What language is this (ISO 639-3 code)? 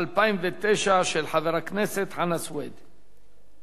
heb